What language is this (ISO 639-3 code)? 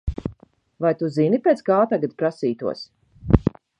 lav